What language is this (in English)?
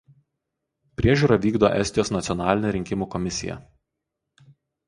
Lithuanian